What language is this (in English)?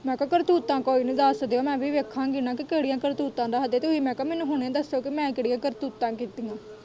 Punjabi